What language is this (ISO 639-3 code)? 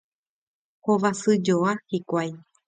grn